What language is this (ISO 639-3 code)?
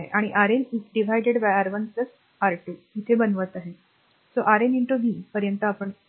mar